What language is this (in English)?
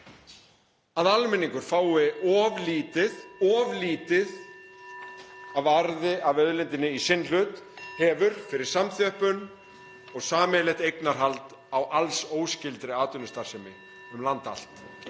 Icelandic